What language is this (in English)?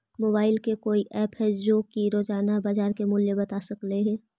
Magahi